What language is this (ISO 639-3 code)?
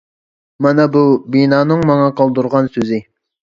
uig